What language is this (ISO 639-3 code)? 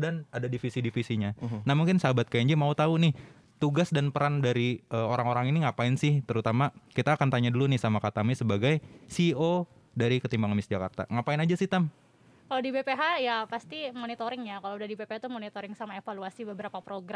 ind